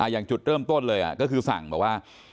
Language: Thai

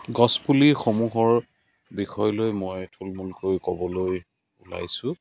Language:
Assamese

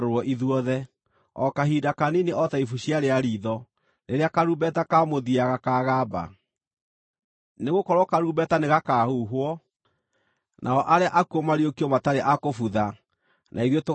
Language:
Kikuyu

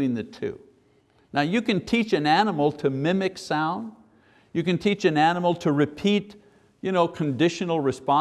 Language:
English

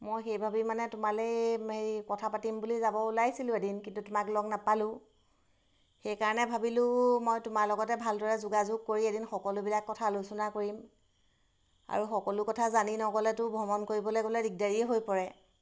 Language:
Assamese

